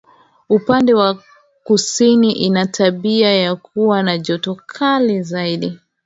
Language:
Swahili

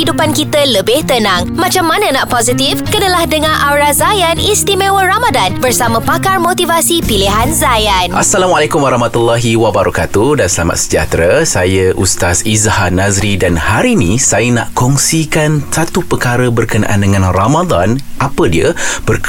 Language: Malay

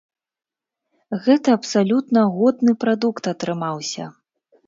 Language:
Belarusian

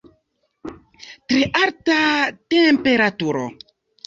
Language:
Esperanto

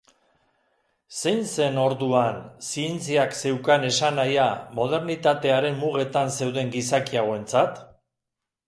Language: Basque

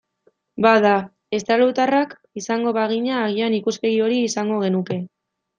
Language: Basque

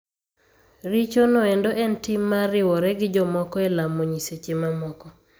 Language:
Luo (Kenya and Tanzania)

